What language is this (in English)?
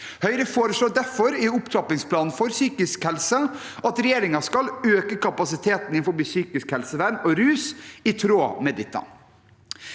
Norwegian